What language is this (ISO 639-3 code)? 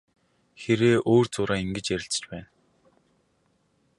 mon